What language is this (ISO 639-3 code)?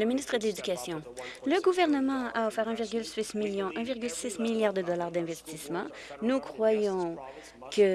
fra